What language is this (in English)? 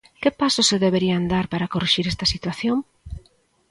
Galician